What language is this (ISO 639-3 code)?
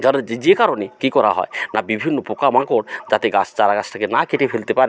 ben